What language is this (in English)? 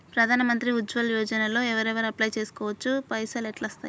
Telugu